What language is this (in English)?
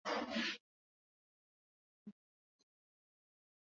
Swahili